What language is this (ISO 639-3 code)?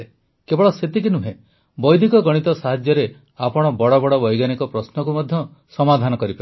ori